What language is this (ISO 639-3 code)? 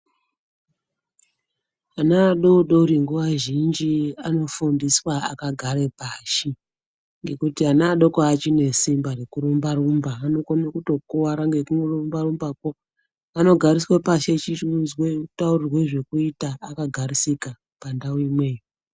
ndc